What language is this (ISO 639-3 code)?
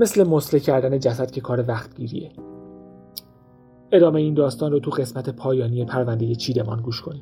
fas